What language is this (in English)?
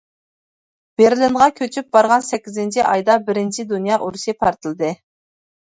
Uyghur